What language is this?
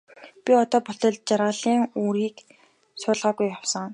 Mongolian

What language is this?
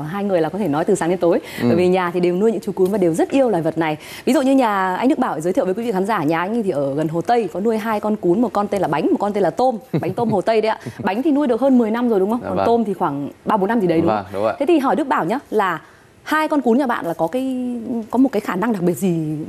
Vietnamese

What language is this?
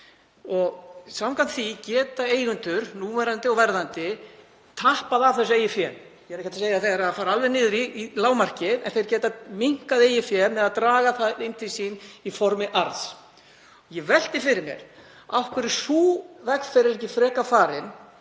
Icelandic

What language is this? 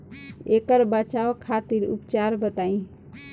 Bhojpuri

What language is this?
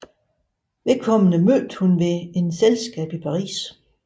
Danish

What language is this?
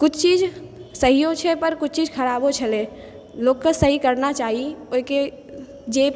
Maithili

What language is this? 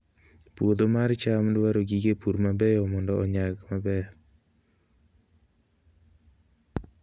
Luo (Kenya and Tanzania)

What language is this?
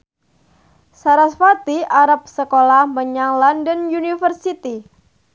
Javanese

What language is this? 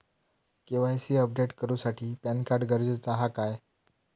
Marathi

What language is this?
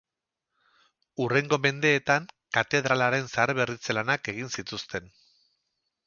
Basque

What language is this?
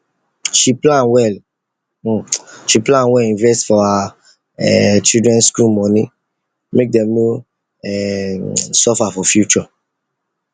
Nigerian Pidgin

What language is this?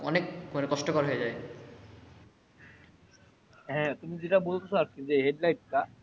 Bangla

